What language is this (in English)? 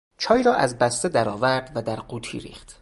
Persian